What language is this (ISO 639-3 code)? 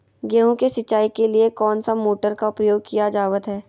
mag